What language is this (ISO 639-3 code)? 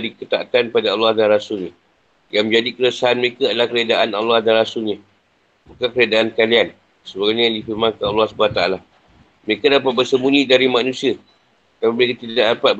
msa